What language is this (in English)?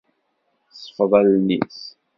Kabyle